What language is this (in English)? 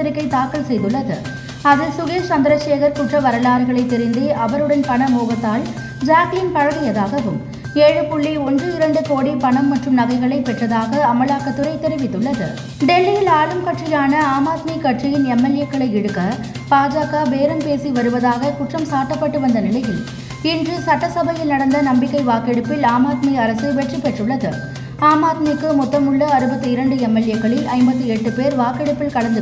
Tamil